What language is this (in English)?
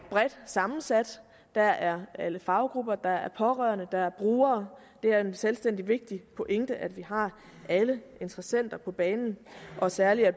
Danish